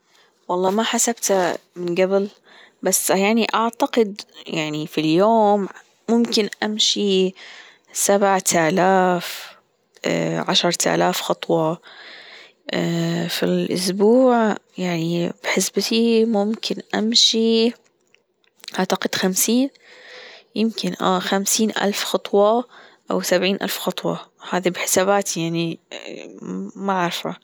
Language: Gulf Arabic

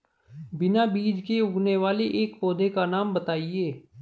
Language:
Hindi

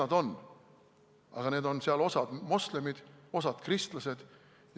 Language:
Estonian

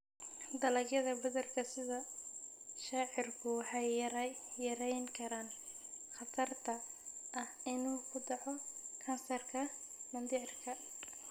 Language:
Somali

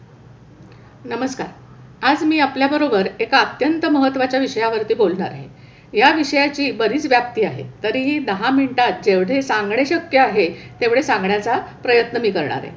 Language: Marathi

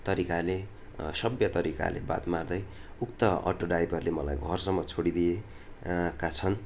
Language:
Nepali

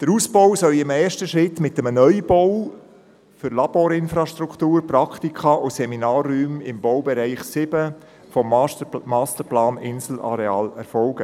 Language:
Swiss German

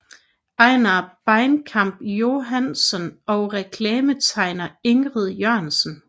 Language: Danish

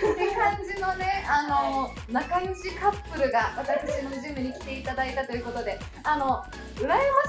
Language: Japanese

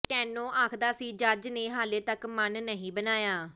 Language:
Punjabi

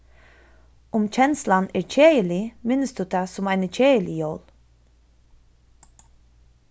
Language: Faroese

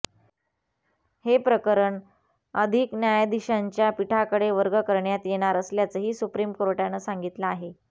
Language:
Marathi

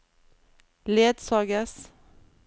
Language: Norwegian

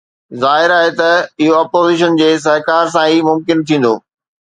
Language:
Sindhi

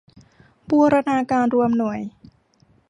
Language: Thai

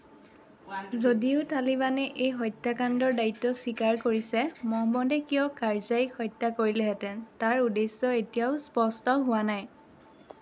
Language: Assamese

